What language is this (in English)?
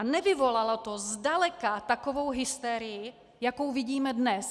Czech